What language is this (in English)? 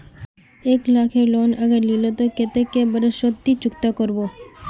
Magahi